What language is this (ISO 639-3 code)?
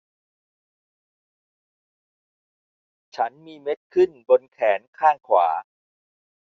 tha